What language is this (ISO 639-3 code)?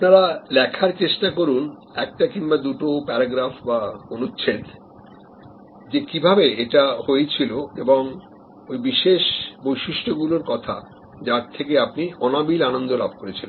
ben